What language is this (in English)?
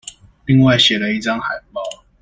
Chinese